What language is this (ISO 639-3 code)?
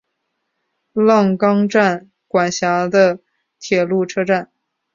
zho